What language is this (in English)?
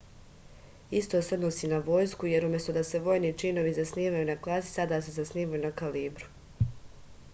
Serbian